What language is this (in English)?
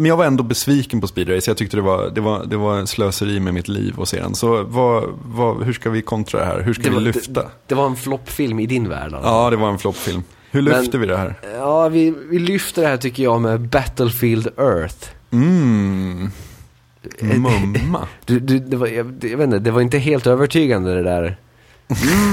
Swedish